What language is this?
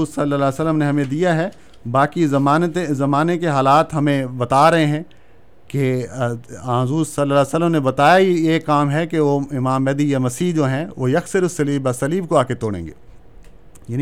Urdu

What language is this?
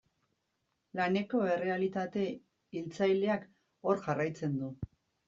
Basque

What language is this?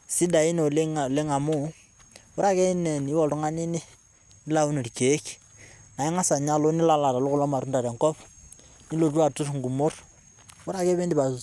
Masai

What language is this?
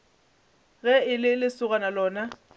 Northern Sotho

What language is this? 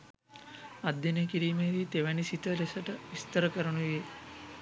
Sinhala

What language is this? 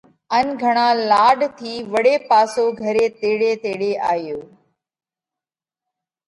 Parkari Koli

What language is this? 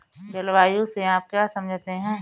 Hindi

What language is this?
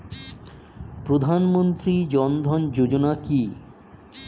Bangla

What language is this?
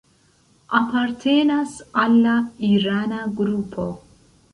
Esperanto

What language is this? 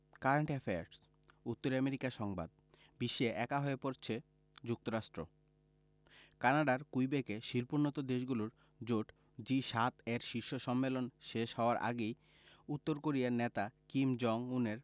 Bangla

